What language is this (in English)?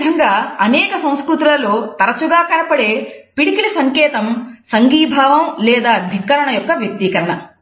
Telugu